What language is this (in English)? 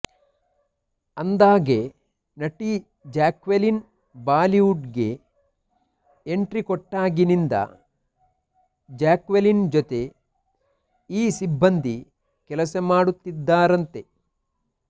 Kannada